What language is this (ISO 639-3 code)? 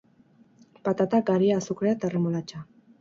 eus